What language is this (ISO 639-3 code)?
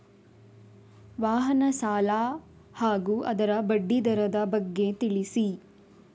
kan